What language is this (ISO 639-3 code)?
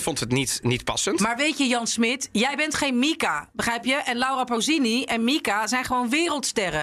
nld